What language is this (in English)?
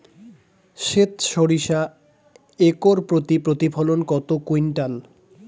Bangla